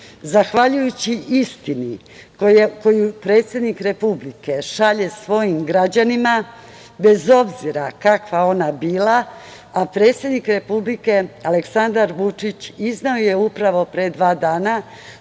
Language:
Serbian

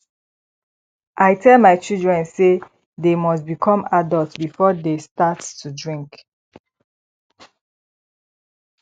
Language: Nigerian Pidgin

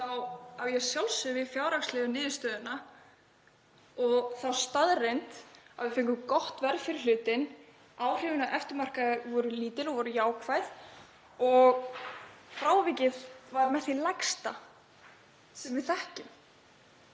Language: Icelandic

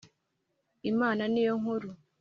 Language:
Kinyarwanda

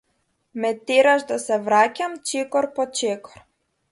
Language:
Macedonian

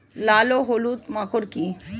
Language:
Bangla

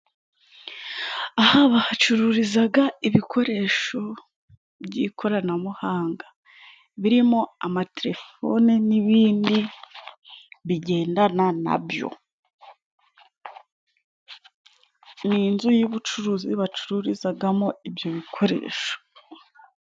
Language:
Kinyarwanda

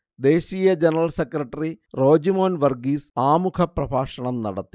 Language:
Malayalam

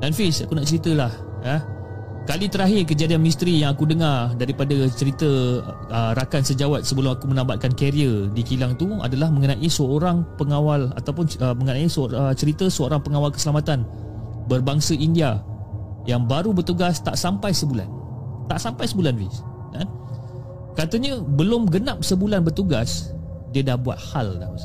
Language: Malay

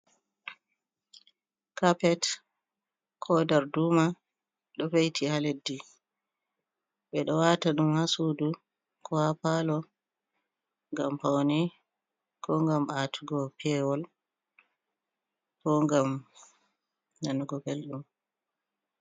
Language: Fula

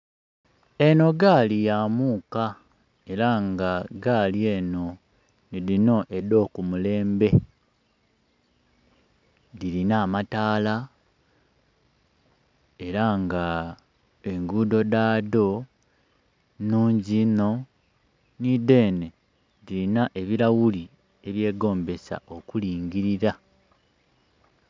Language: Soga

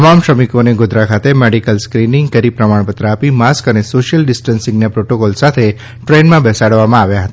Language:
Gujarati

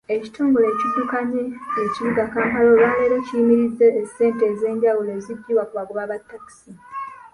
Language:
Ganda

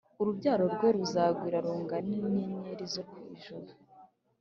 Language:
Kinyarwanda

